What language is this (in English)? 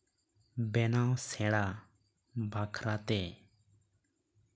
Santali